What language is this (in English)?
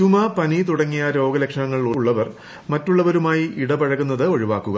Malayalam